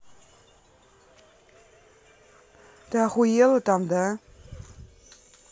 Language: Russian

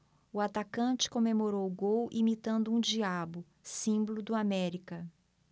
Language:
Portuguese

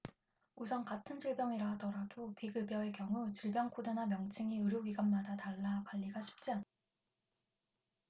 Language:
Korean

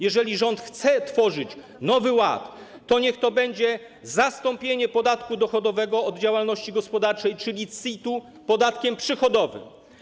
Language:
Polish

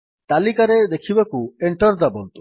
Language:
Odia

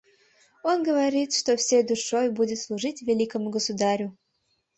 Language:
Mari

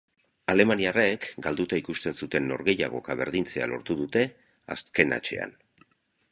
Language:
Basque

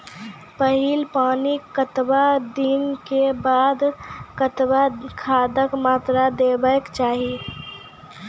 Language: Maithili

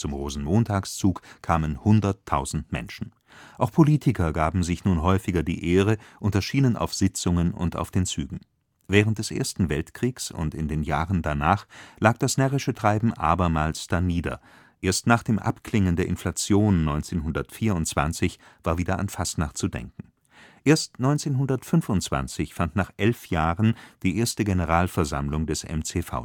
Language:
German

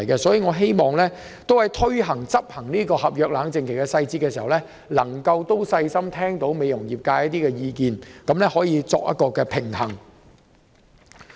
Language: Cantonese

